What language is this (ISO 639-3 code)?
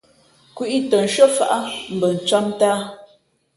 fmp